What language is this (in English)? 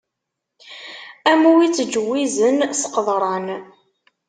Kabyle